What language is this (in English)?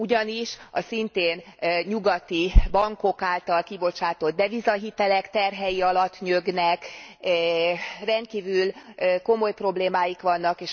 Hungarian